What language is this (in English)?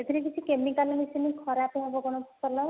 Odia